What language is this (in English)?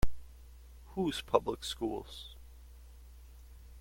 English